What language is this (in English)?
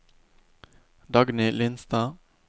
Norwegian